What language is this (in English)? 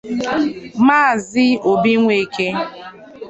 Igbo